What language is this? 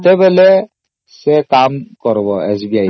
Odia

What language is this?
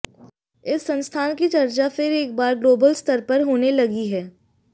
Hindi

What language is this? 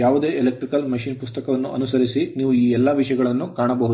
Kannada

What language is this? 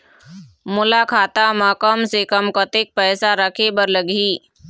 Chhattisgarhi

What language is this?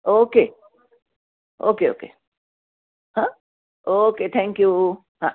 Marathi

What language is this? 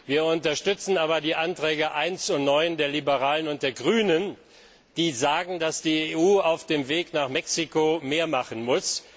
German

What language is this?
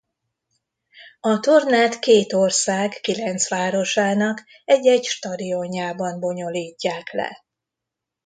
Hungarian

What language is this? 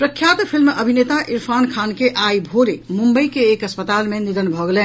Maithili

